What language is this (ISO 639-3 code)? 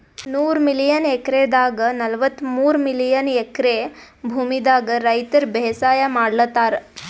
kan